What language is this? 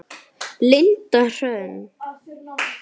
Icelandic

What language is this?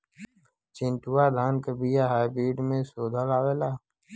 Bhojpuri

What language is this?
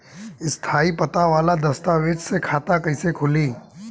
Bhojpuri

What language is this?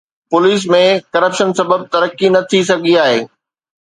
Sindhi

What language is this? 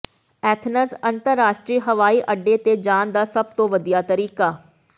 Punjabi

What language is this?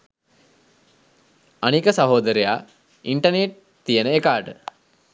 Sinhala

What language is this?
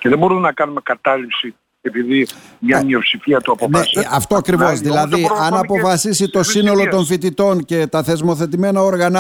Greek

